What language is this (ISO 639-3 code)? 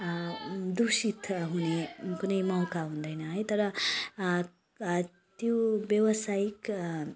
nep